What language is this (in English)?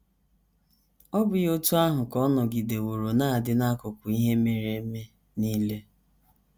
Igbo